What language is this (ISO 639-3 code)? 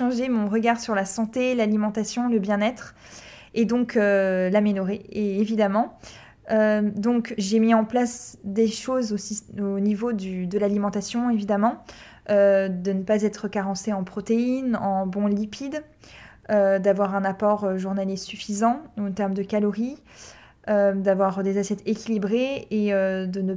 fra